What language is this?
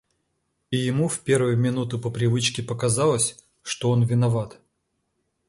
Russian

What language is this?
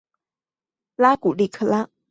Chinese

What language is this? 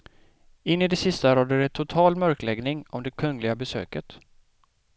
Swedish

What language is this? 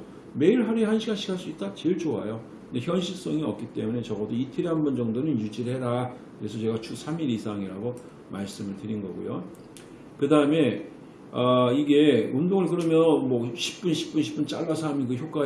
Korean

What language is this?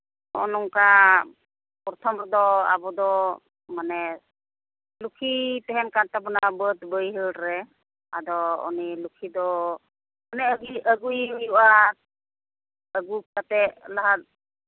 Santali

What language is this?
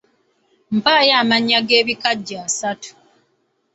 Ganda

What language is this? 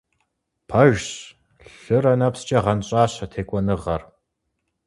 Kabardian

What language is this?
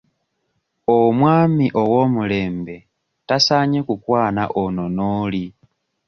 Ganda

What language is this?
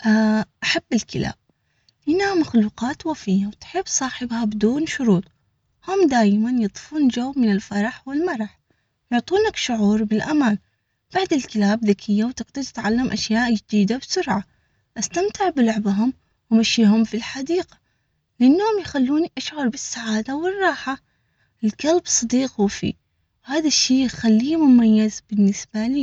Omani Arabic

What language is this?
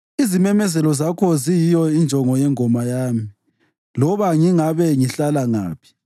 North Ndebele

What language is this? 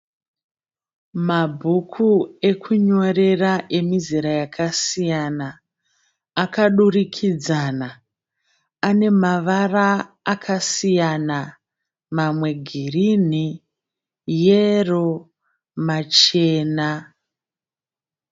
Shona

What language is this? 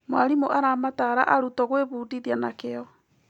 Kikuyu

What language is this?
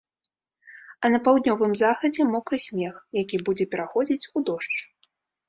Belarusian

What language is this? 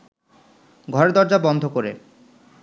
Bangla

